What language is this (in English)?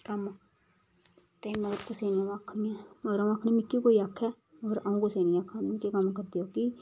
Dogri